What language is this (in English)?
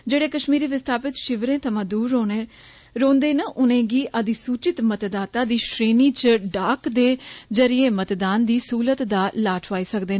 Dogri